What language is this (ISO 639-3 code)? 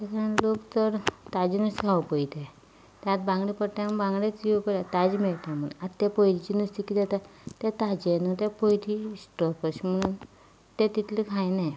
kok